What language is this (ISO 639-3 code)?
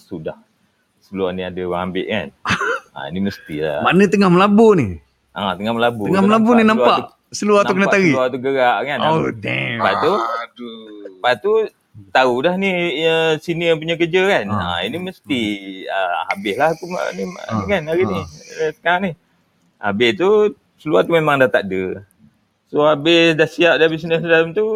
msa